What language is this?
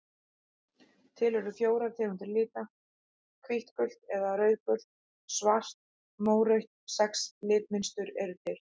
Icelandic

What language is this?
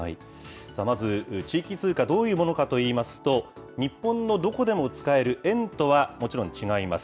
Japanese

